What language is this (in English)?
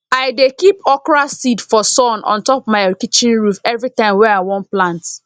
Nigerian Pidgin